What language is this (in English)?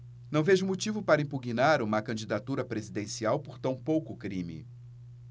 Portuguese